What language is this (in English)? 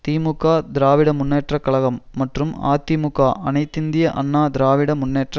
Tamil